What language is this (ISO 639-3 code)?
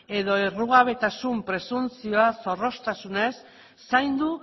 eus